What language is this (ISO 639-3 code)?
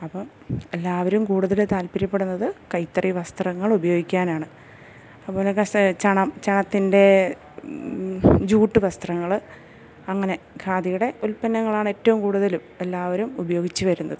mal